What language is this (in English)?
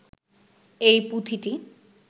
Bangla